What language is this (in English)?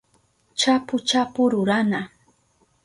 Southern Pastaza Quechua